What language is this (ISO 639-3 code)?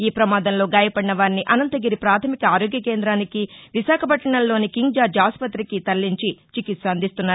tel